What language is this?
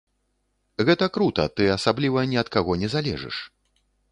Belarusian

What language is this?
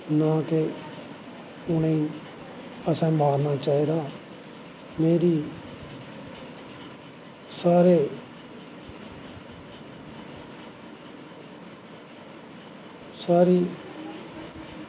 Dogri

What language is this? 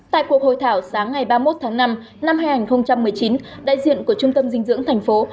Vietnamese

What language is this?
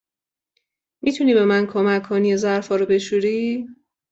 Persian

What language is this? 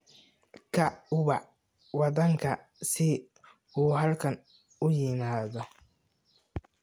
Somali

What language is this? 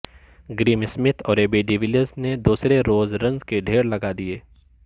Urdu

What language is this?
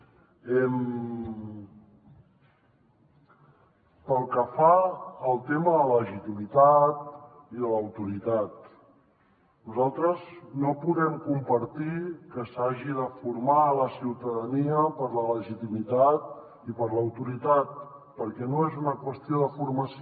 Catalan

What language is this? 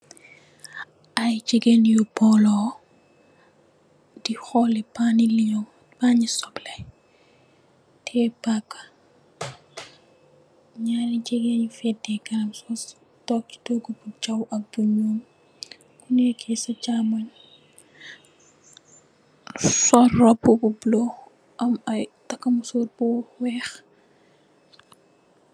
Wolof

